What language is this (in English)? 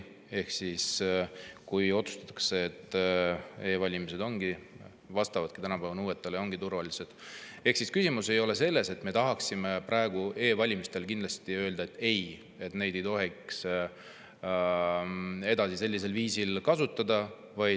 Estonian